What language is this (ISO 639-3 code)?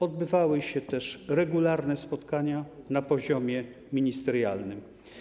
pol